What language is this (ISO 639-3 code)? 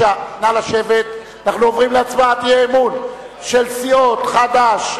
heb